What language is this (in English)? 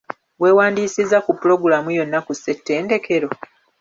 Ganda